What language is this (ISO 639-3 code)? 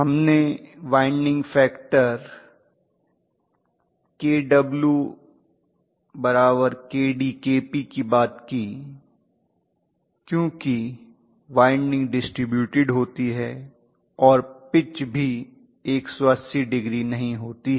hin